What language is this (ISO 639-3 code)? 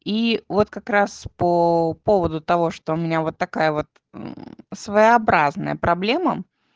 rus